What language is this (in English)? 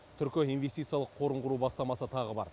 Kazakh